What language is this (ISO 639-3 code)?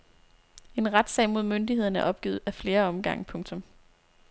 dan